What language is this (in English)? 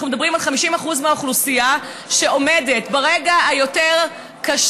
Hebrew